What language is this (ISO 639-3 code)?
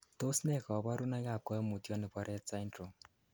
kln